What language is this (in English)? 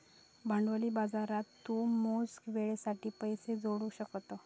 Marathi